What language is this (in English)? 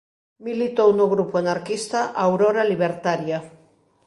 Galician